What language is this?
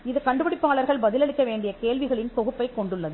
Tamil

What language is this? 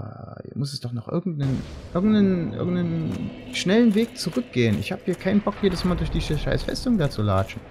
German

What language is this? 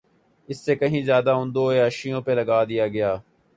Urdu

